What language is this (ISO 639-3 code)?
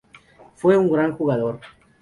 spa